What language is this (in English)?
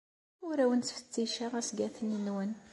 Kabyle